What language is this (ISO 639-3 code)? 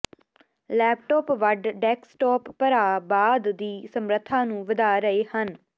pan